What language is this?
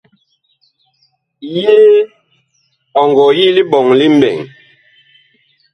Bakoko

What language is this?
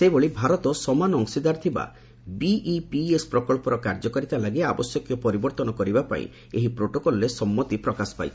Odia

